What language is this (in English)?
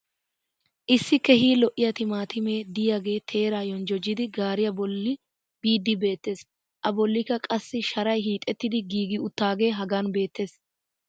Wolaytta